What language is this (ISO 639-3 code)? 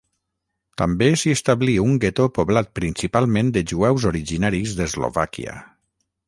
cat